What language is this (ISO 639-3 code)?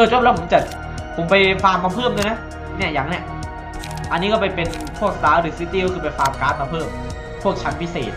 tha